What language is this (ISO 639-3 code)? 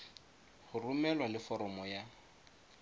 tsn